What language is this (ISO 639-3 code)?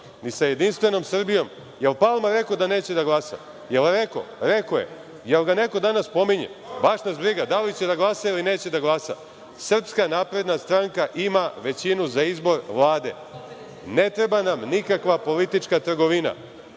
srp